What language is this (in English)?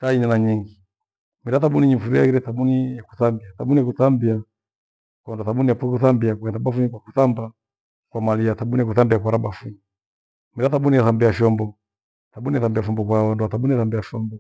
Gweno